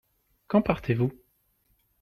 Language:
French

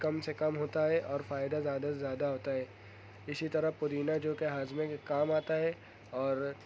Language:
Urdu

